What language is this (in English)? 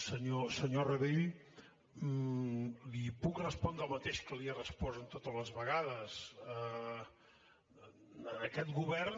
Catalan